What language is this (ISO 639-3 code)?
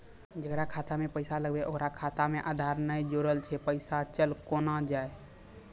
mai